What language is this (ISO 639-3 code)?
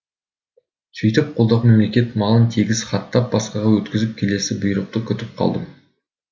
kaz